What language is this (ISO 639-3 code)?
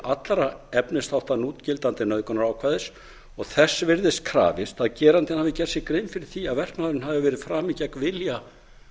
isl